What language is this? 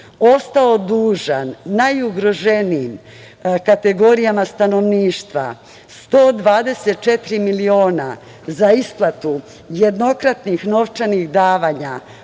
Serbian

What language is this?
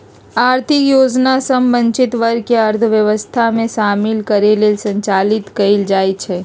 Magahi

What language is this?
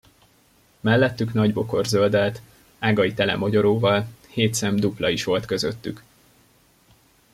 Hungarian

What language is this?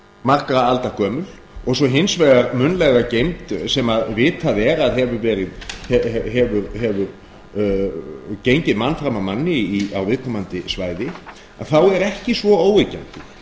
Icelandic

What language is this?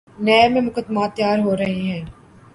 Urdu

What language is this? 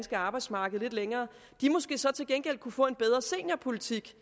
Danish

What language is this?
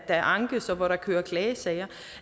Danish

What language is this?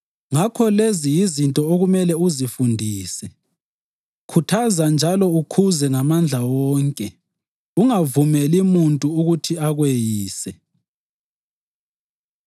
North Ndebele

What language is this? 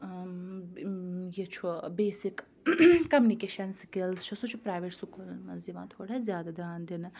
Kashmiri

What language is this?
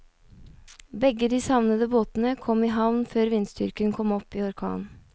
Norwegian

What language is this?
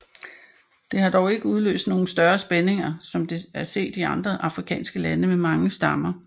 Danish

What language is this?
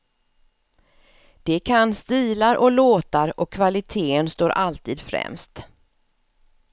Swedish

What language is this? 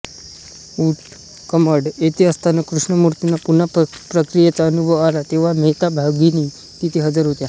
Marathi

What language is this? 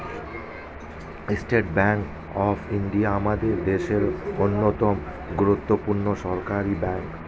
Bangla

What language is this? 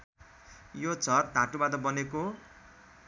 Nepali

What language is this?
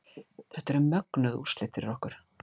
Icelandic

